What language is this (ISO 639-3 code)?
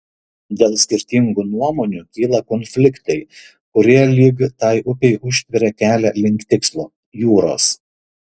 lit